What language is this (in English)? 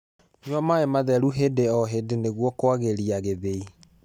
Kikuyu